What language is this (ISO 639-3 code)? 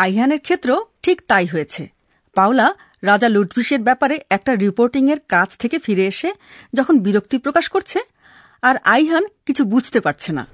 ben